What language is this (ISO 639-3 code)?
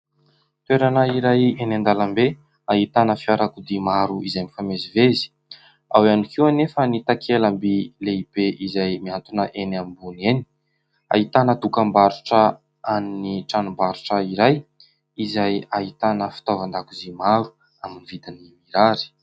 mlg